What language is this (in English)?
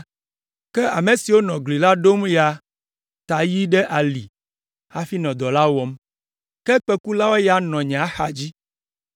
Ewe